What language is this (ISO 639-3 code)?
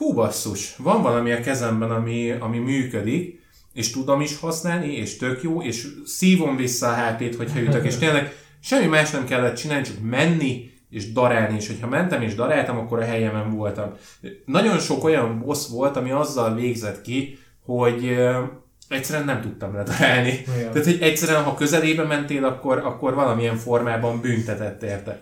hun